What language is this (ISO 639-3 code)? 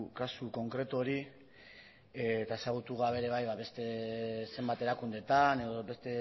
eus